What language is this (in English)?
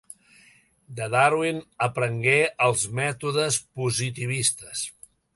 Catalan